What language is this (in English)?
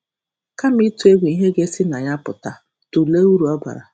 Igbo